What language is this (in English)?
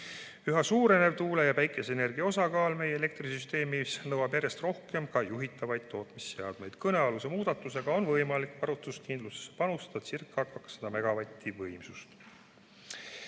Estonian